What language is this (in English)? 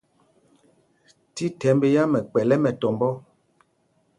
Mpumpong